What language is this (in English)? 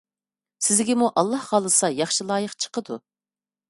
Uyghur